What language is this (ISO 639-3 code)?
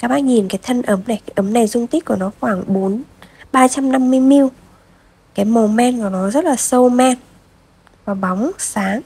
vie